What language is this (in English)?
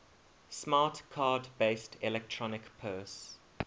English